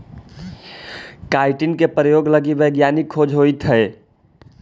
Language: Magahi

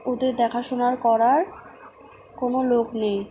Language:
Bangla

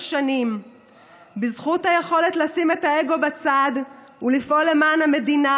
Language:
Hebrew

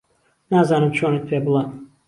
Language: Central Kurdish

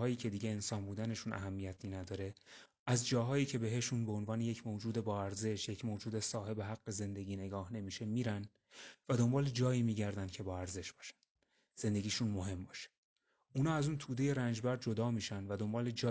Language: Persian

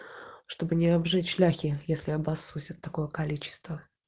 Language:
Russian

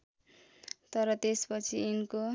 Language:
Nepali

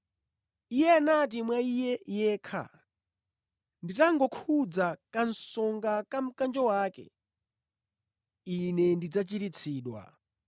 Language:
Nyanja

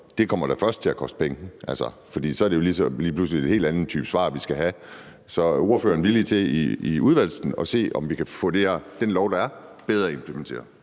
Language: Danish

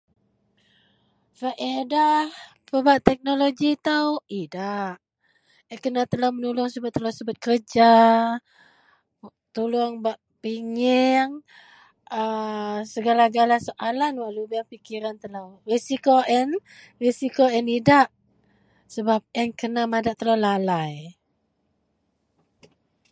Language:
Central Melanau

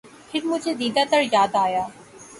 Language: Urdu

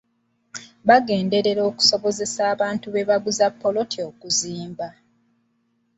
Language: Ganda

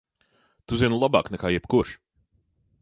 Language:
Latvian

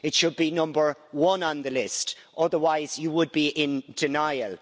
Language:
English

